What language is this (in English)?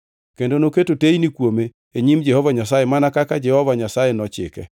Luo (Kenya and Tanzania)